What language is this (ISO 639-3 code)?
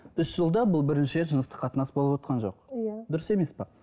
kaz